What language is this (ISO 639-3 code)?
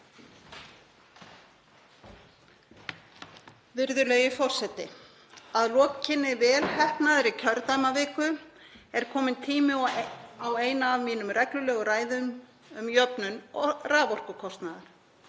isl